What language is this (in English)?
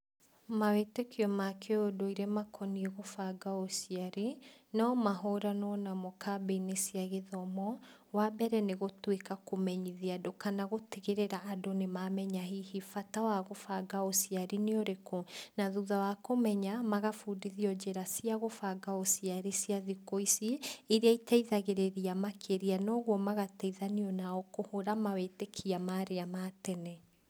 Kikuyu